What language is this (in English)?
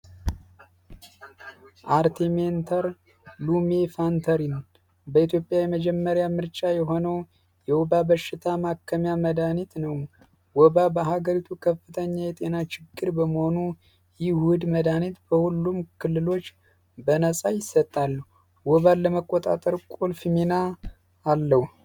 Amharic